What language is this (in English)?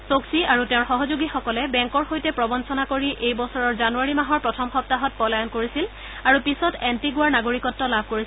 Assamese